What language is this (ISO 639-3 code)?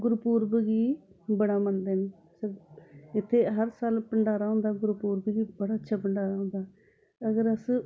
doi